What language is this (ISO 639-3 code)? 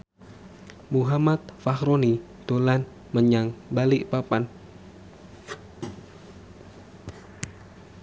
jav